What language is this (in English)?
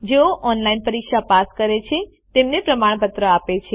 Gujarati